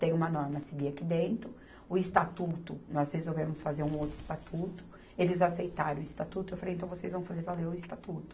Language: Portuguese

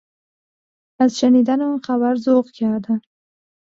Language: Persian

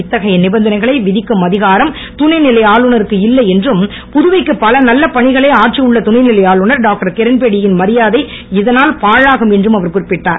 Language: Tamil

